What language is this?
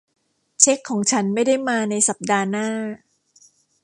Thai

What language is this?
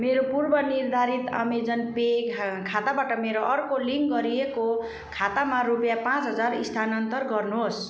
Nepali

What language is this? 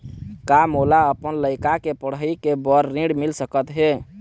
Chhattisgarhi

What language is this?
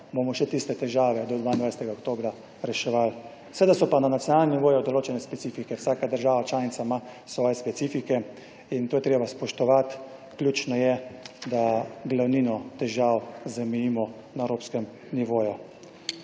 Slovenian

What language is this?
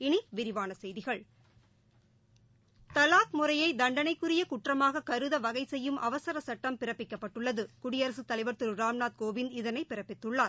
Tamil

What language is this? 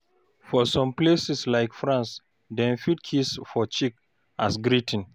Nigerian Pidgin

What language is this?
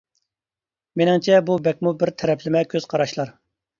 Uyghur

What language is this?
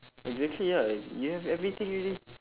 English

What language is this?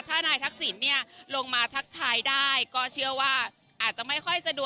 Thai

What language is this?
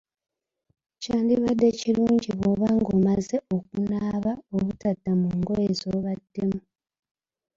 Ganda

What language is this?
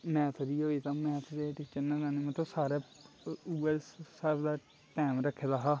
Dogri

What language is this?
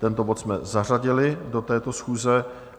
Czech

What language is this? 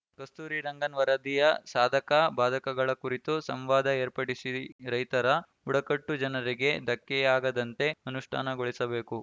Kannada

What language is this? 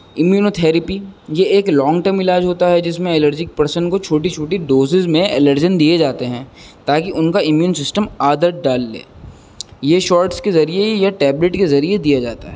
Urdu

